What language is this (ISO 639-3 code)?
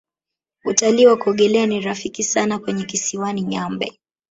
swa